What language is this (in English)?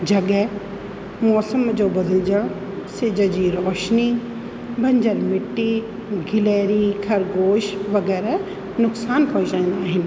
Sindhi